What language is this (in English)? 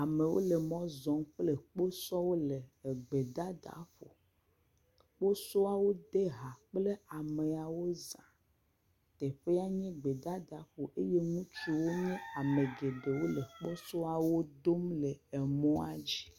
Ewe